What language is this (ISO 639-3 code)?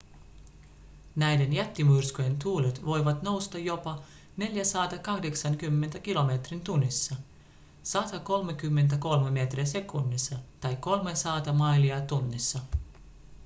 fin